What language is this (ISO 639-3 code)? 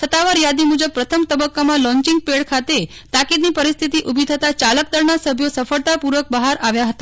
guj